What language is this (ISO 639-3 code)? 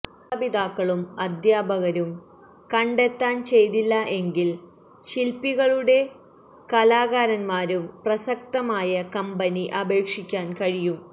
mal